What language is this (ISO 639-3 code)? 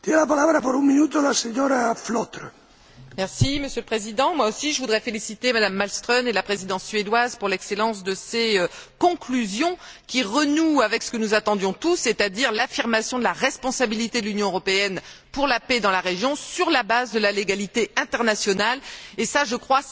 fra